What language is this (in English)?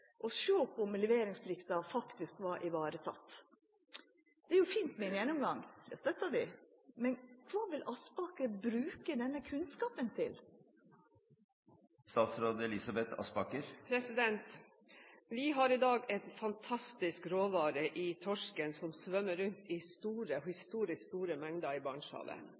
Norwegian